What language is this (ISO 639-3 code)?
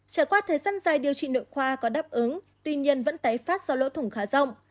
vie